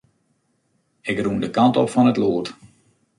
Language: Western Frisian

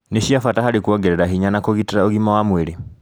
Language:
Kikuyu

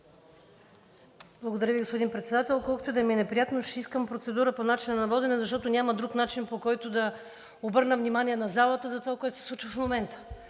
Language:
Bulgarian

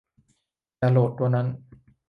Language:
Thai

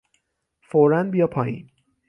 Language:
Persian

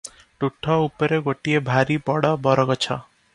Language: Odia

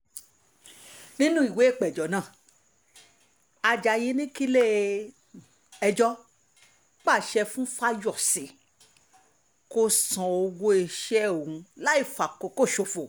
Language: Yoruba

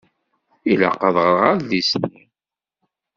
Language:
Kabyle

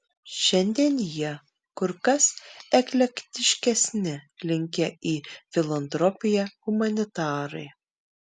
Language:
Lithuanian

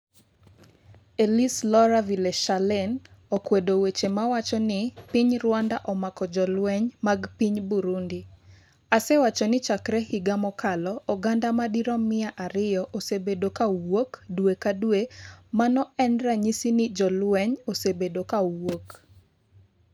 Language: Luo (Kenya and Tanzania)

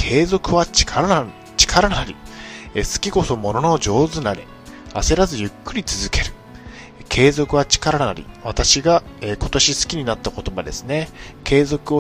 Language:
Japanese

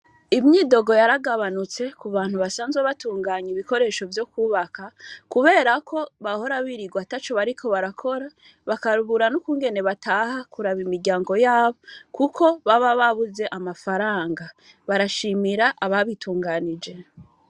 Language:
Rundi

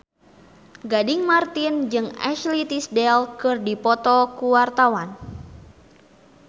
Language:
Sundanese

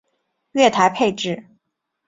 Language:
Chinese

